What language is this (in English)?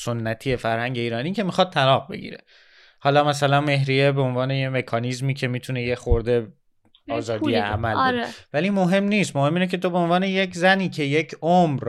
Persian